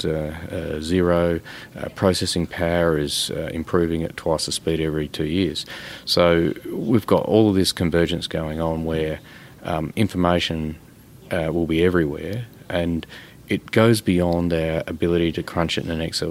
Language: English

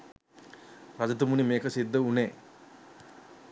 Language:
Sinhala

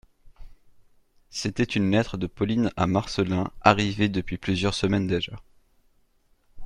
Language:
French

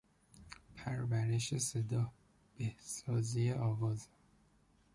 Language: Persian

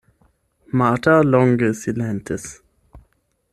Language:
Esperanto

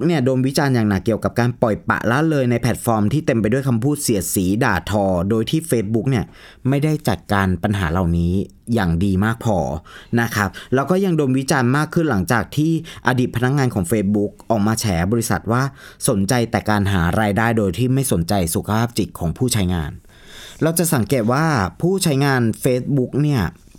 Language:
Thai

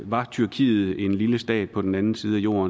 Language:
Danish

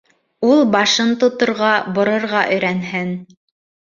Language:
Bashkir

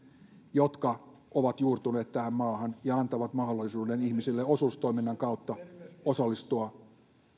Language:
Finnish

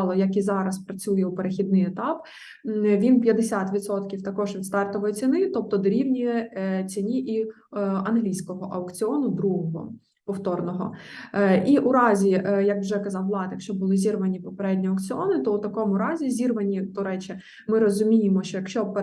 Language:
Ukrainian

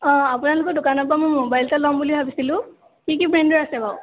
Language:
Assamese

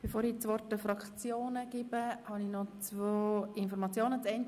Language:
Swiss German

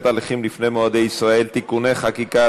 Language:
Hebrew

